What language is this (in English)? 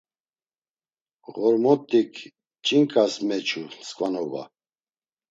Laz